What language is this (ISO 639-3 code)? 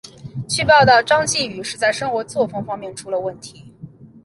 zho